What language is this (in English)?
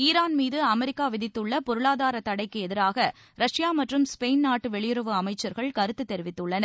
Tamil